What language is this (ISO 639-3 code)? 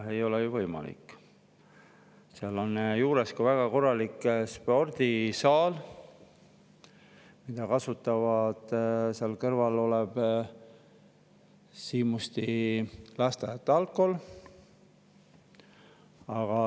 est